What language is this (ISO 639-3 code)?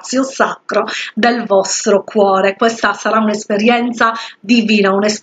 ita